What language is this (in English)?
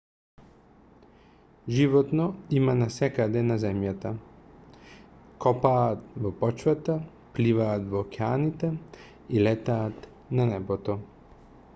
Macedonian